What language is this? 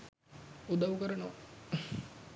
Sinhala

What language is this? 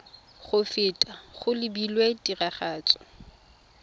Tswana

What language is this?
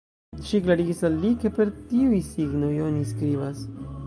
Esperanto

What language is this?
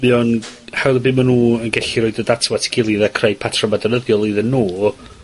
Welsh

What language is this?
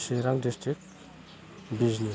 Bodo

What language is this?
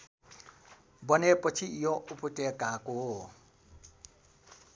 Nepali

